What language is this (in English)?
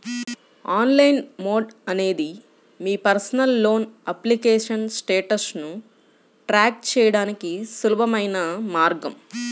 Telugu